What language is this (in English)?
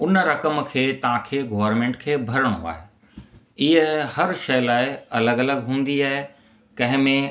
Sindhi